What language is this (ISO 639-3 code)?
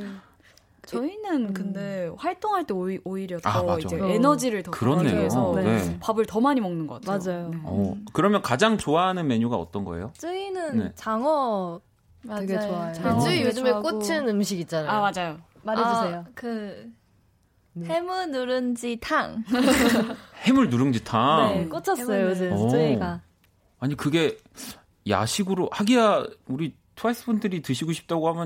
kor